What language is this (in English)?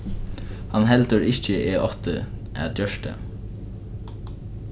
Faroese